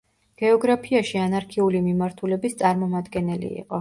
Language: Georgian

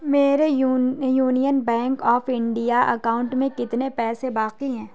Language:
Urdu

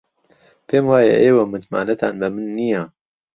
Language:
Central Kurdish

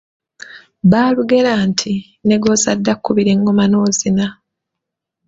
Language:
Ganda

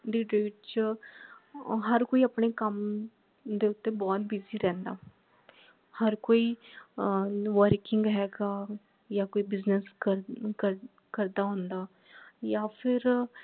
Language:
Punjabi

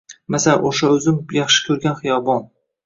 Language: Uzbek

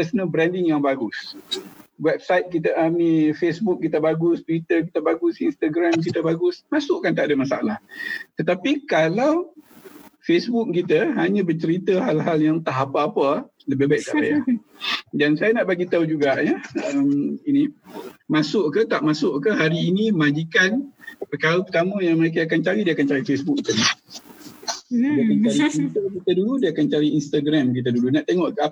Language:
Malay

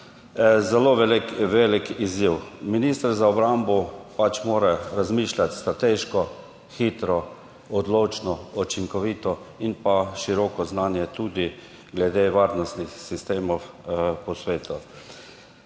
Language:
Slovenian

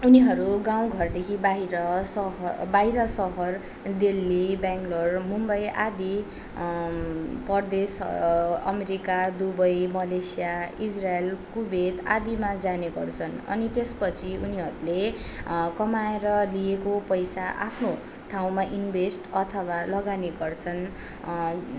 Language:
Nepali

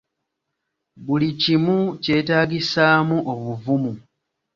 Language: Ganda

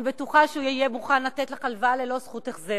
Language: Hebrew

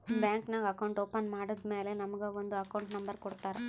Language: Kannada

